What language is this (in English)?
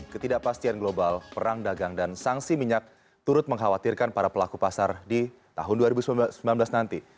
Indonesian